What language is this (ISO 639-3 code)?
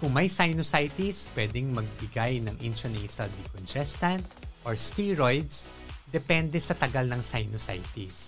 fil